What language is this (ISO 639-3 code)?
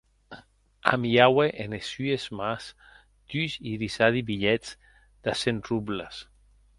oci